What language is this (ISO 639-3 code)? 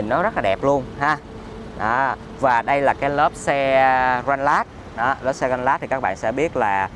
vie